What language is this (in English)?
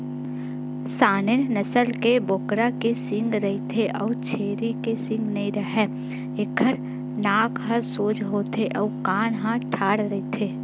Chhattisgarhi